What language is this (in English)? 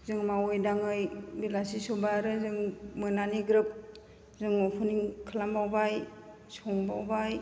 Bodo